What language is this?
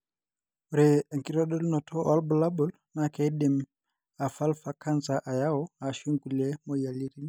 Masai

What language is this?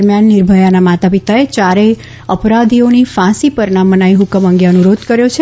Gujarati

